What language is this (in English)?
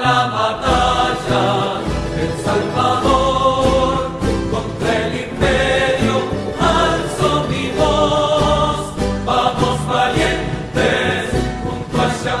Dutch